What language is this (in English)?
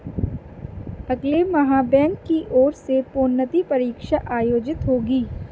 Hindi